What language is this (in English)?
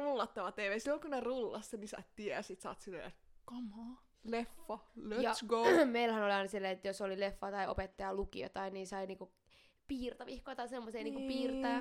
Finnish